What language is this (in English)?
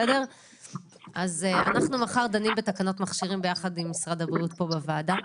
Hebrew